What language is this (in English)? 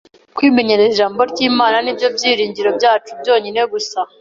Kinyarwanda